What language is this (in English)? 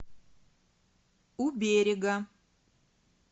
Russian